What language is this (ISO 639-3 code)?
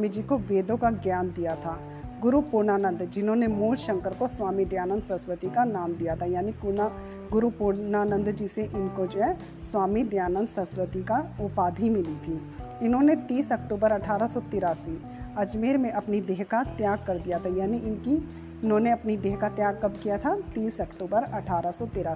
hin